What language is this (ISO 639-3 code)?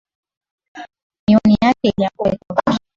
swa